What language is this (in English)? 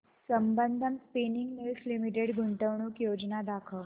Marathi